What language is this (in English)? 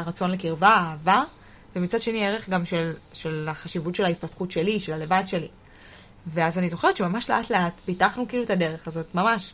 Hebrew